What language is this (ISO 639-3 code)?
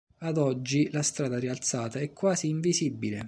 ita